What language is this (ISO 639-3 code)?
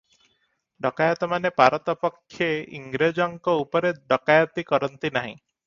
ori